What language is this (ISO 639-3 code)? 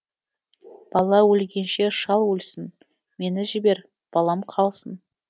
kaz